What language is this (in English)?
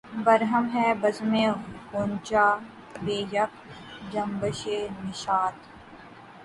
Urdu